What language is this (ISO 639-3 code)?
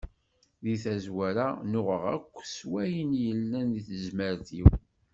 kab